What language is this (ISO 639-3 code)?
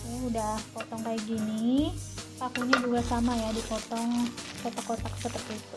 ind